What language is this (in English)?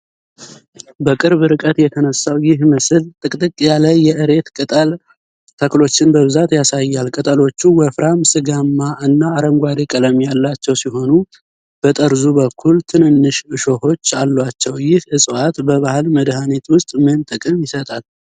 Amharic